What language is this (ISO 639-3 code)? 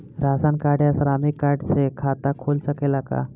bho